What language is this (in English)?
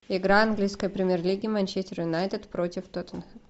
Russian